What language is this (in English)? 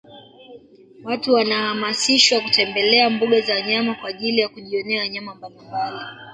Swahili